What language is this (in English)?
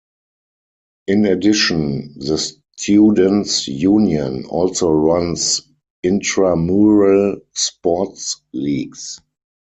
English